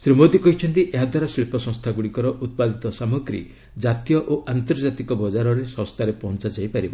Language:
Odia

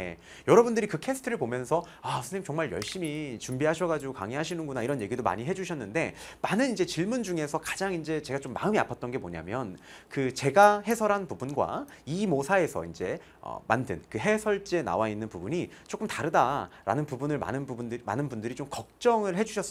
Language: Korean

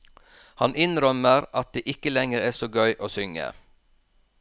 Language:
Norwegian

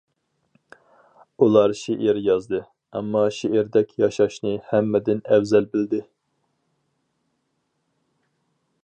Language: Uyghur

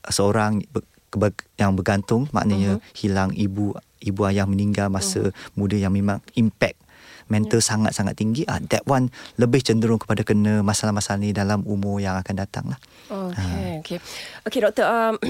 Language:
Malay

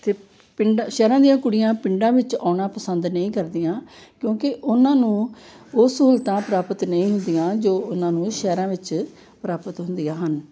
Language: Punjabi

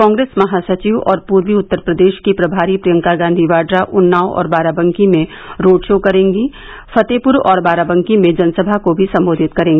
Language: Hindi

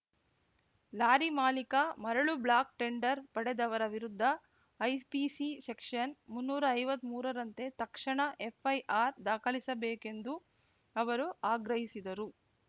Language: Kannada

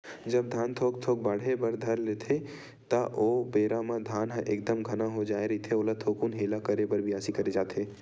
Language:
Chhattisgarhi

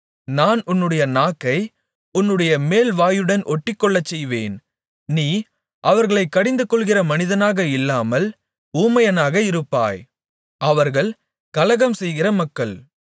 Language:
Tamil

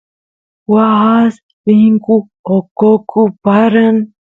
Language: Santiago del Estero Quichua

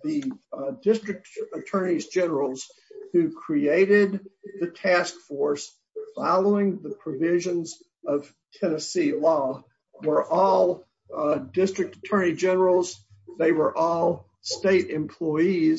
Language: English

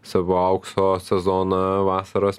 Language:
Lithuanian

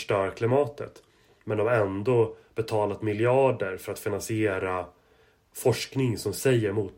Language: Swedish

